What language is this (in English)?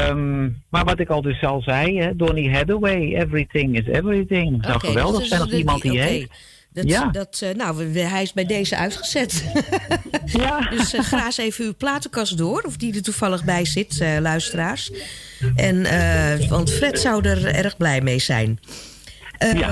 Dutch